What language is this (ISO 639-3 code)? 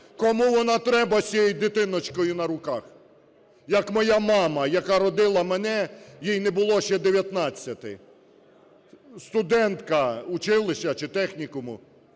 ukr